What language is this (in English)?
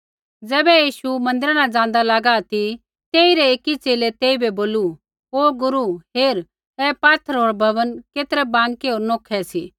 Kullu Pahari